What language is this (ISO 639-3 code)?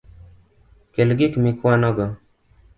luo